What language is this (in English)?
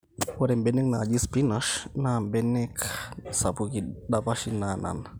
Masai